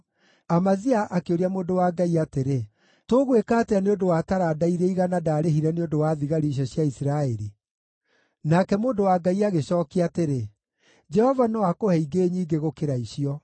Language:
Kikuyu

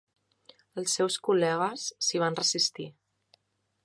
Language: Catalan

